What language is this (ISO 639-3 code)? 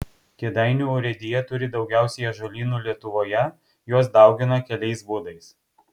lit